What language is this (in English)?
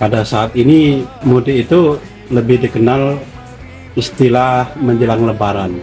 Indonesian